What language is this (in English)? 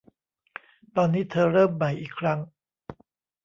Thai